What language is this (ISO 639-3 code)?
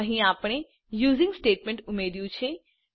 guj